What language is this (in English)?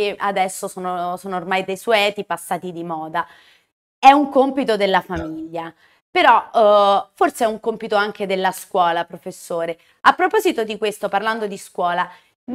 Italian